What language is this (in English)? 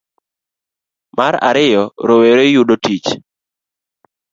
Luo (Kenya and Tanzania)